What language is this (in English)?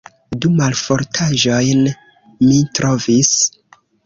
Esperanto